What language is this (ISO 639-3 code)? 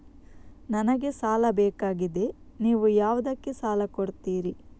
kan